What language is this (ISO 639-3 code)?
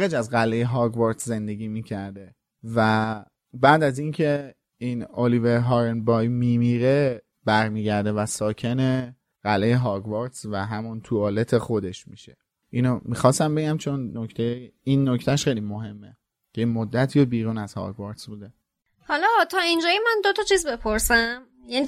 fas